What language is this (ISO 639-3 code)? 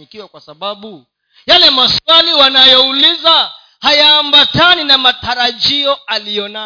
swa